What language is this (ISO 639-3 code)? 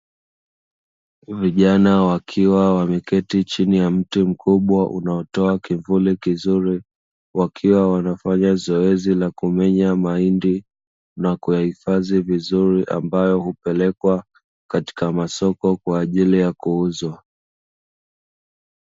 swa